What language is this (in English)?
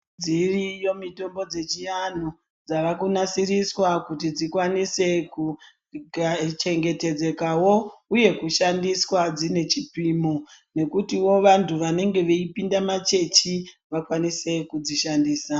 Ndau